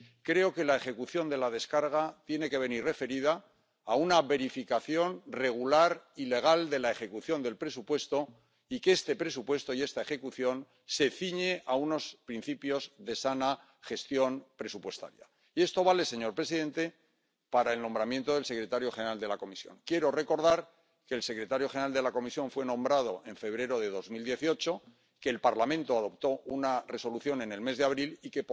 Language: Spanish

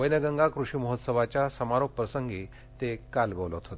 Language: Marathi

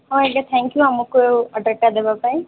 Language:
Odia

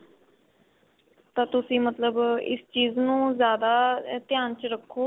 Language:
Punjabi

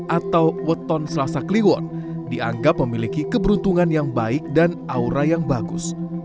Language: Indonesian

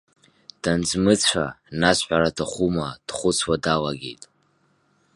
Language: Abkhazian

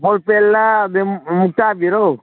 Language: Manipuri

